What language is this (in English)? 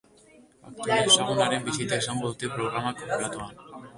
Basque